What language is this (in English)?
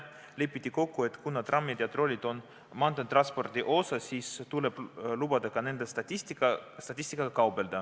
Estonian